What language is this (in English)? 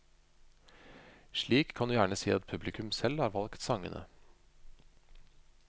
Norwegian